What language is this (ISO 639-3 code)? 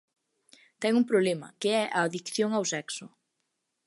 glg